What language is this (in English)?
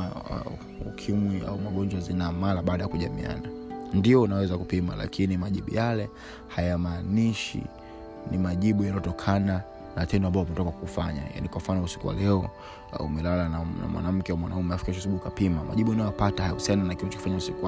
Swahili